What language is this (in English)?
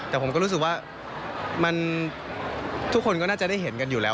Thai